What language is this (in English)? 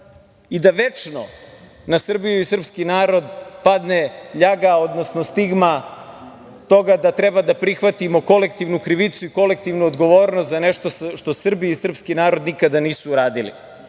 Serbian